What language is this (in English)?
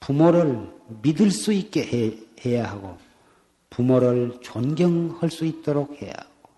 Korean